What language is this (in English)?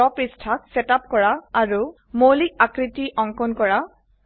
Assamese